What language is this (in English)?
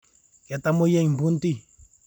Masai